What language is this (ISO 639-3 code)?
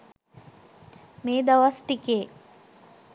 sin